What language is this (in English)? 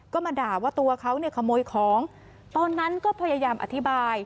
Thai